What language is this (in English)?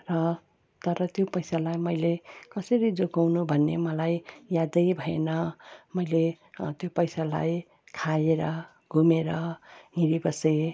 Nepali